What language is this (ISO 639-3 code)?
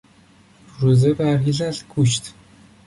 fas